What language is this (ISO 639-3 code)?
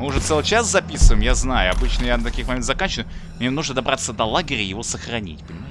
rus